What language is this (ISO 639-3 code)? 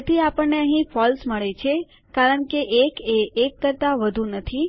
guj